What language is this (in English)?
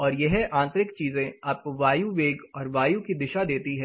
Hindi